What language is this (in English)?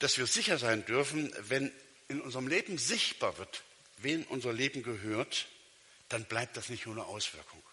German